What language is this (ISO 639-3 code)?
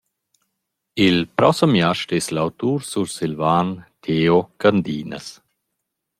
roh